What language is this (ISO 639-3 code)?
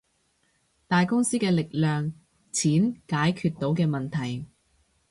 yue